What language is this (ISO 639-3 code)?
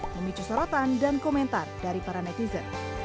ind